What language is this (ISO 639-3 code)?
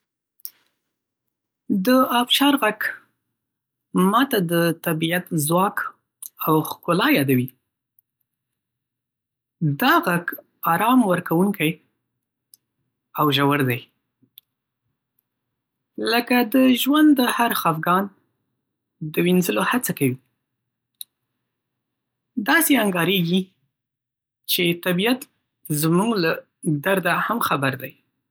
pus